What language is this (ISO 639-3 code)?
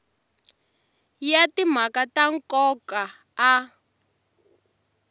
tso